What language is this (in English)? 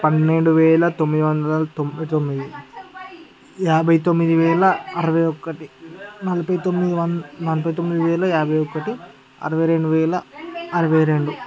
Telugu